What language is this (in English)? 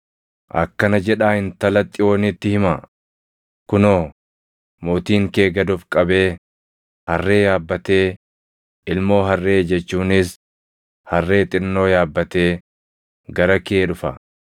Oromo